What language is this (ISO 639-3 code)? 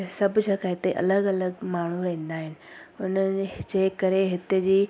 snd